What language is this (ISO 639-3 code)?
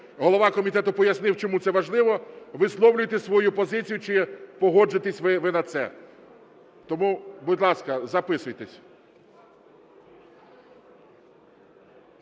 ukr